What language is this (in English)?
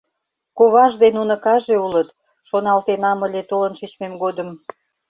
Mari